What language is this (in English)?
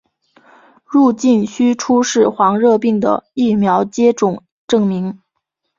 Chinese